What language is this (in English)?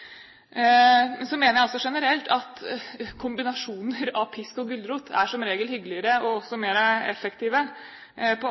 Norwegian Bokmål